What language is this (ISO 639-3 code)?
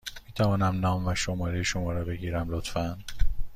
fas